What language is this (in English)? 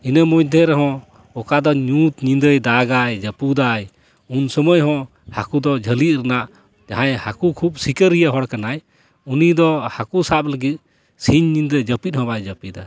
Santali